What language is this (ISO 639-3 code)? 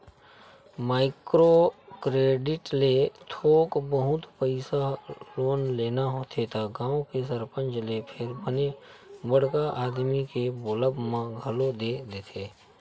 hne